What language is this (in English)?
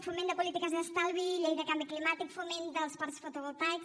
Catalan